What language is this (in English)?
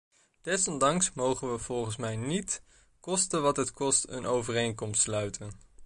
Dutch